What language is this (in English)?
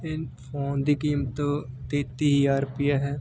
Punjabi